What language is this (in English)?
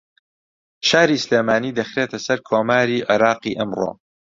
Central Kurdish